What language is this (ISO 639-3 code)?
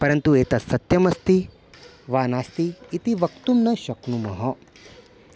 san